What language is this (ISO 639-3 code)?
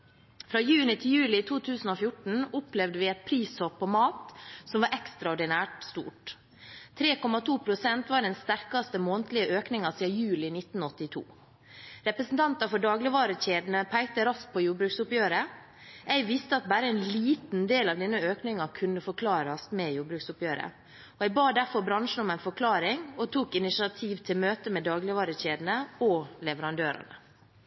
nob